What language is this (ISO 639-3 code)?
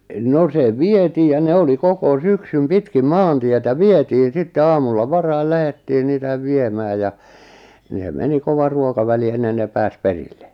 fin